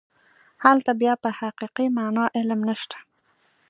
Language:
Pashto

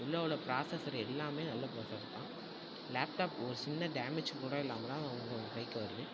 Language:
Tamil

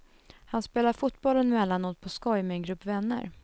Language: Swedish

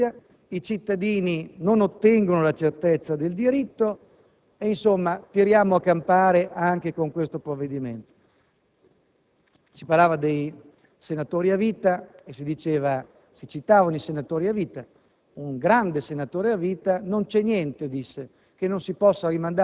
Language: Italian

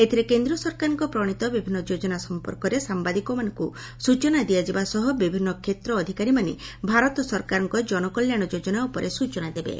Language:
Odia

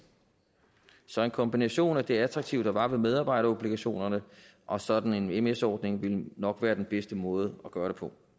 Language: Danish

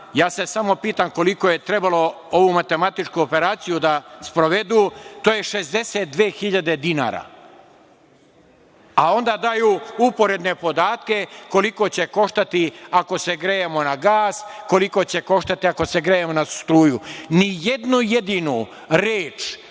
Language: Serbian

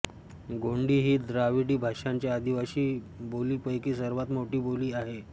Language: Marathi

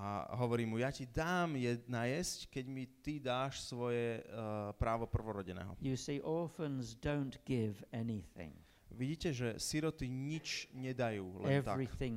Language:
Slovak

